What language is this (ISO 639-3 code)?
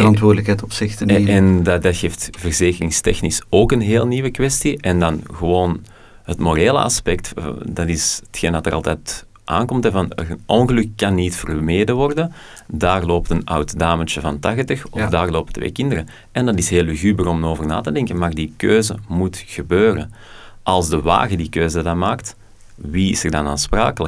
nld